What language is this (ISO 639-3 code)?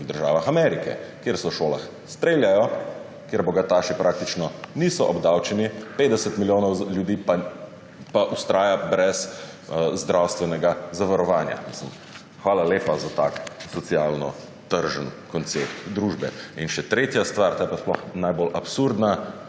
slv